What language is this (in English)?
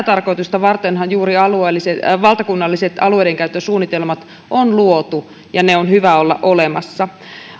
Finnish